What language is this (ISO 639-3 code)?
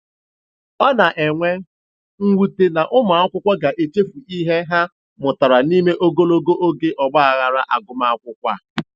ibo